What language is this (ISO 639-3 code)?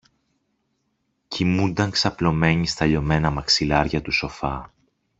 ell